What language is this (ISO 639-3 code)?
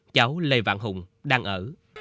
vie